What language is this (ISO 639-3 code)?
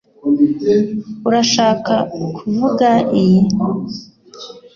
kin